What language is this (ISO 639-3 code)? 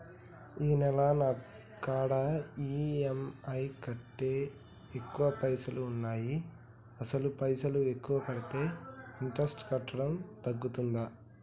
tel